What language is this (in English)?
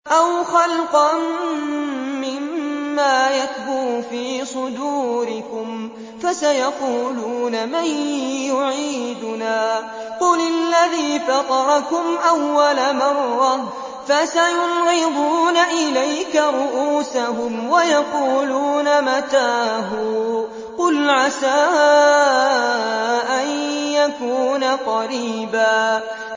Arabic